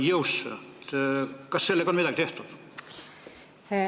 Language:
Estonian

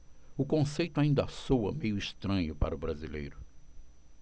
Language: Portuguese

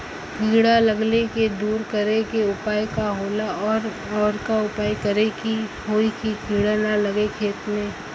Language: Bhojpuri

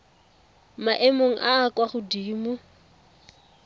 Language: Tswana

